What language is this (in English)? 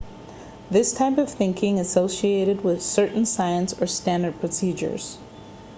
English